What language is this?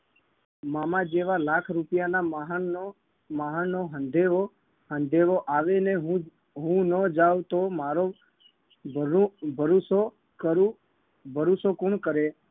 Gujarati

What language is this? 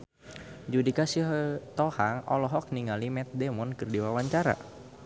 Sundanese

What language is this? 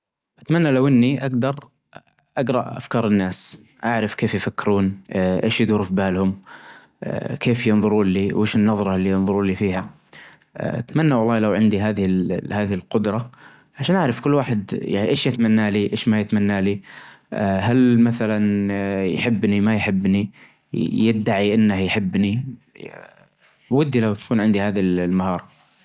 Najdi Arabic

